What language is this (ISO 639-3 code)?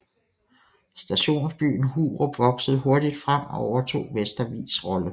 dan